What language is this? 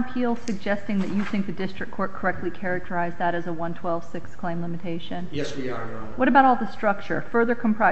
English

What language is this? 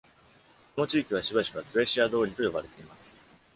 Japanese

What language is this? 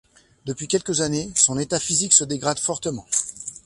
French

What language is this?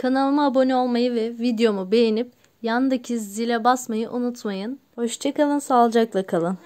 Turkish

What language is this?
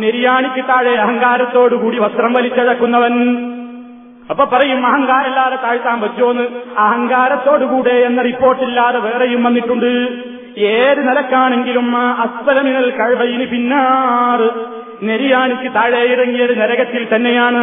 Malayalam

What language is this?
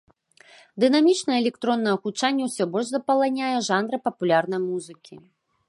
Belarusian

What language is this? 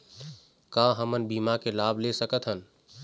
Chhattisgarhi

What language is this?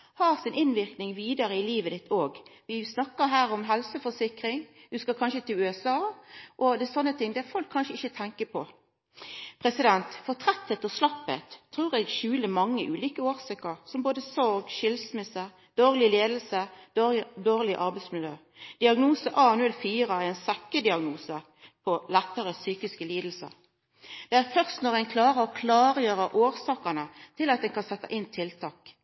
Norwegian Nynorsk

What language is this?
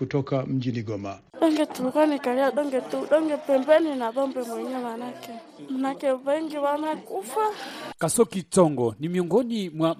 Swahili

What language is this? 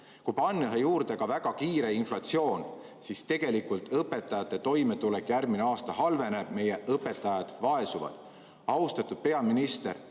Estonian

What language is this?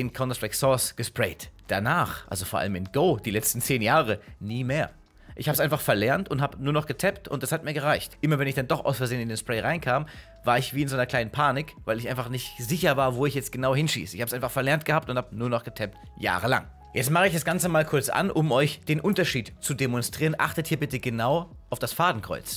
German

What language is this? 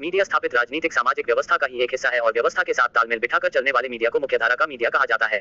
Hindi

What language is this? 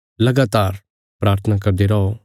Bilaspuri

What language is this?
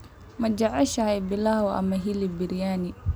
Somali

